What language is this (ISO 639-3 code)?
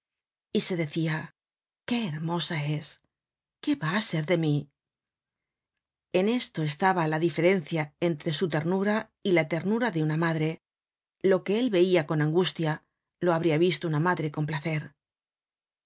spa